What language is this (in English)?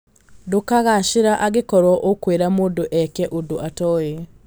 Kikuyu